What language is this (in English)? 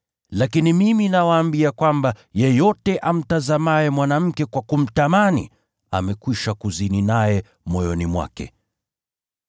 Swahili